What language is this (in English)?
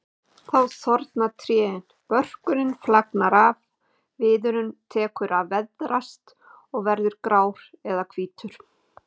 Icelandic